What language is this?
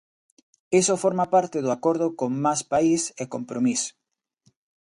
Galician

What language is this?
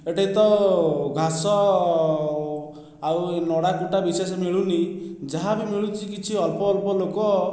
Odia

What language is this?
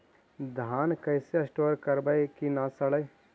Magahi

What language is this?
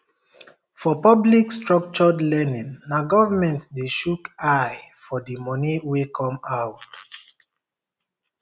Nigerian Pidgin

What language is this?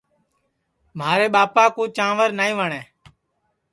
Sansi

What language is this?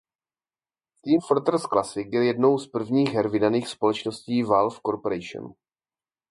Czech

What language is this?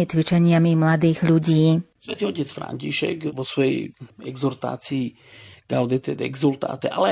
Slovak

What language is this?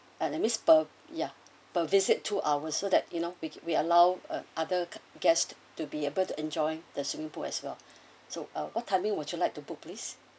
English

